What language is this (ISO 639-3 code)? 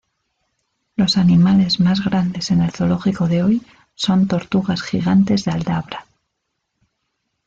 spa